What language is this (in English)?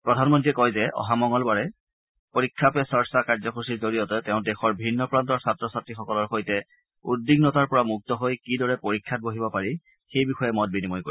Assamese